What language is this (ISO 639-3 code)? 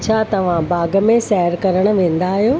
snd